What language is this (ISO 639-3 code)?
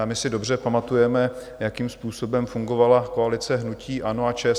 ces